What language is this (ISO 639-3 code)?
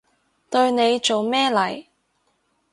yue